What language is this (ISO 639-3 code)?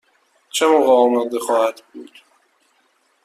fas